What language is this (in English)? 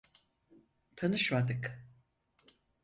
Turkish